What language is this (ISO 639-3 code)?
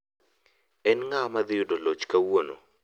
luo